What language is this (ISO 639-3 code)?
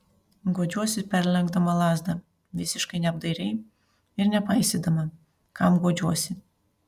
lit